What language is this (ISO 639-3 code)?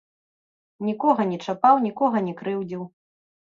bel